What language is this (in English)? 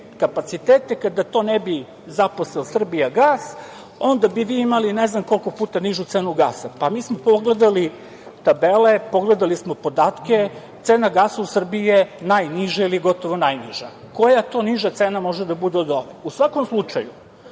Serbian